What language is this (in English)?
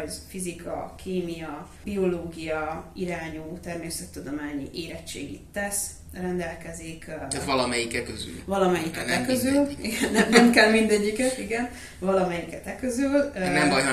Hungarian